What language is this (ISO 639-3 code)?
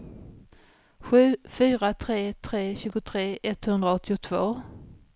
swe